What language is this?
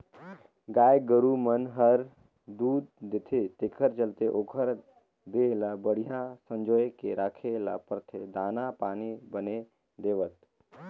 Chhattisgarhi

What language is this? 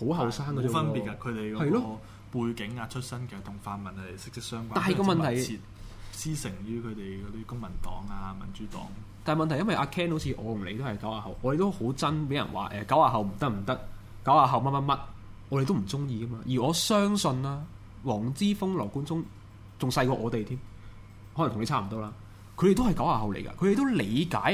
Chinese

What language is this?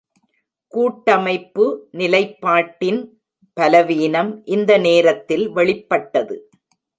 Tamil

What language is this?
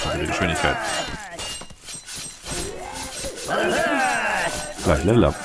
German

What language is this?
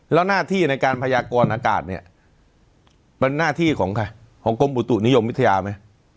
Thai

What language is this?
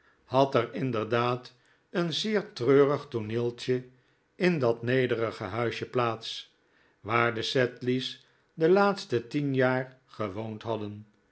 Dutch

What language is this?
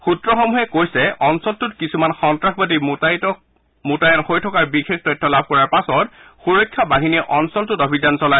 Assamese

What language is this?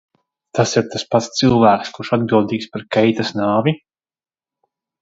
Latvian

